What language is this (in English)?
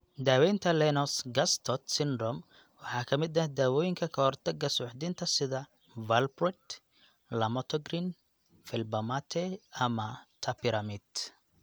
Somali